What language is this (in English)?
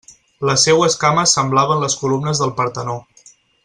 Catalan